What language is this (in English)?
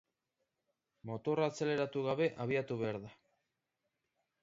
Basque